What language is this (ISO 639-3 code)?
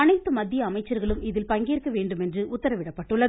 tam